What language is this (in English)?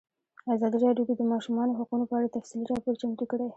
Pashto